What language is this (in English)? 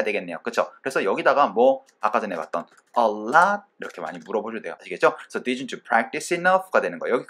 Korean